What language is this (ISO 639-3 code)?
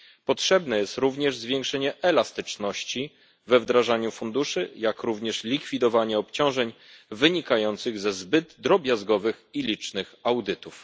pol